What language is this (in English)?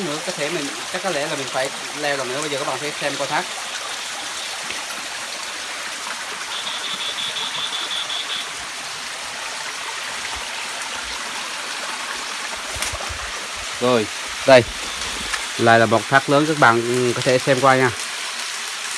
Vietnamese